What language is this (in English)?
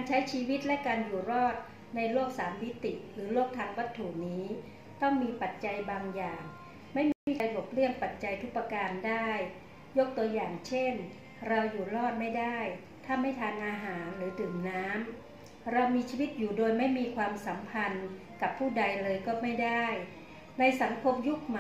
Thai